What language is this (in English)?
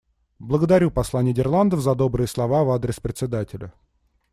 Russian